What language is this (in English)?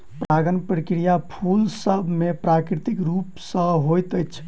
Maithili